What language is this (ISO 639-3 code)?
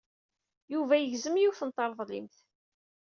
kab